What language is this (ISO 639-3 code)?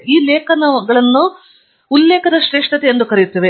kan